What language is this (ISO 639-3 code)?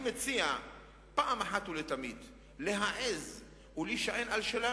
heb